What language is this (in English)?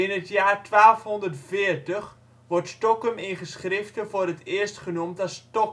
Dutch